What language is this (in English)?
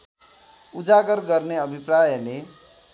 Nepali